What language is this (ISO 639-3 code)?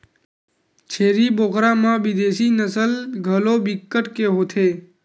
hne